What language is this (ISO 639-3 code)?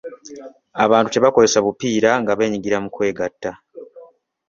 lug